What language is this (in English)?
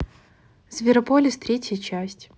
Russian